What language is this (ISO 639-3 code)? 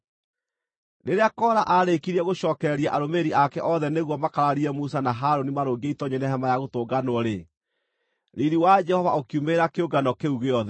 kik